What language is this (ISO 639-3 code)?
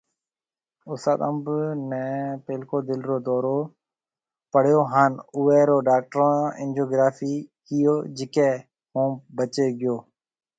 mve